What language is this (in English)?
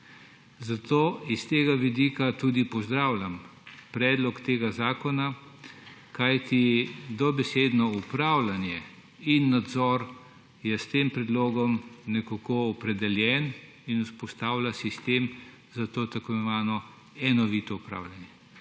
Slovenian